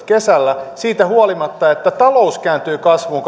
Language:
Finnish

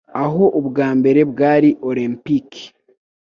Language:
Kinyarwanda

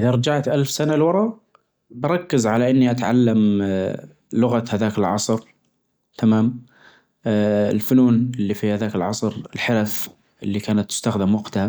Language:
Najdi Arabic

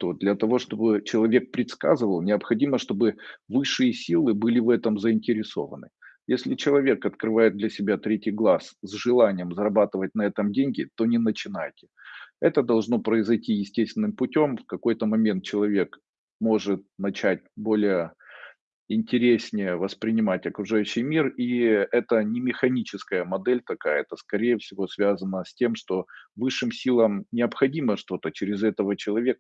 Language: Russian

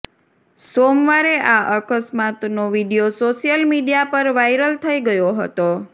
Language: Gujarati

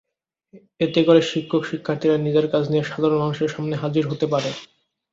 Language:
Bangla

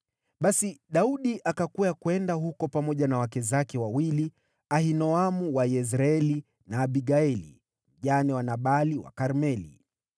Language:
Swahili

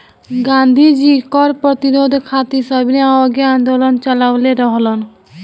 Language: Bhojpuri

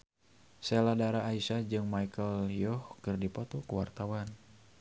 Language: Sundanese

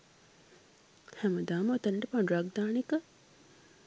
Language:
Sinhala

